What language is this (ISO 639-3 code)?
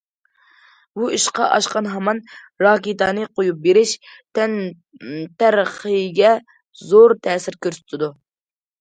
uig